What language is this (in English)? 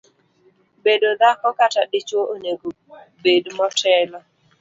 Luo (Kenya and Tanzania)